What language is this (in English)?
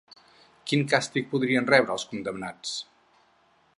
Catalan